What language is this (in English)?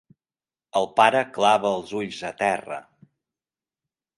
Catalan